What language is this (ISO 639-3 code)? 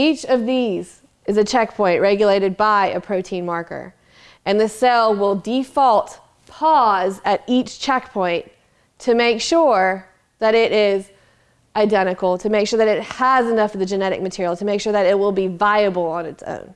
eng